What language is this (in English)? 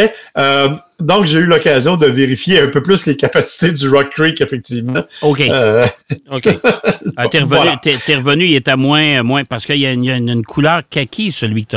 French